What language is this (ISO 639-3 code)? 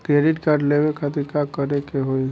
bho